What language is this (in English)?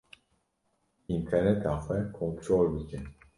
Kurdish